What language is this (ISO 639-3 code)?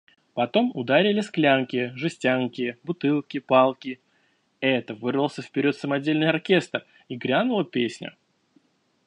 rus